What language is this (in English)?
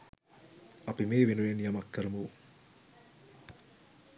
Sinhala